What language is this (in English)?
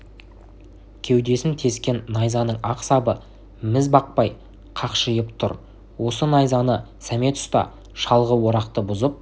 Kazakh